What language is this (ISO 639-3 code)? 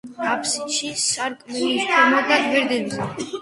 kat